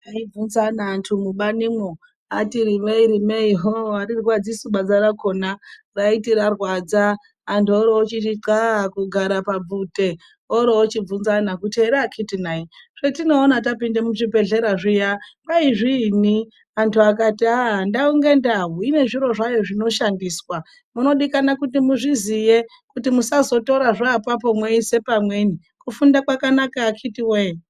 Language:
Ndau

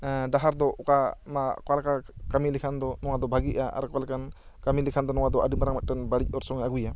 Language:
Santali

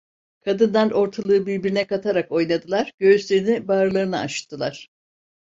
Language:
Turkish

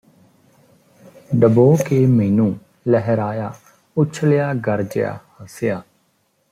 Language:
Punjabi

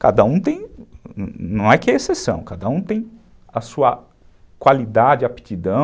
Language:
Portuguese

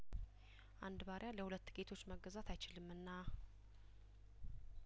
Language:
Amharic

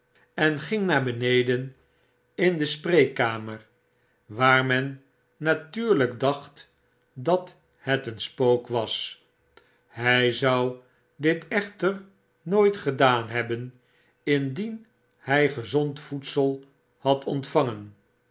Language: Dutch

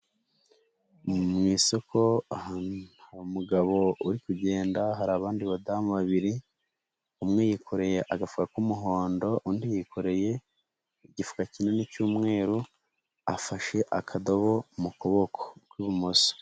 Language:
Kinyarwanda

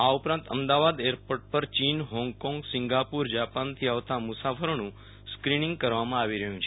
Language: Gujarati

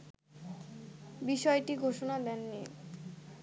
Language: Bangla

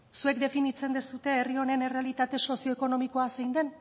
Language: Basque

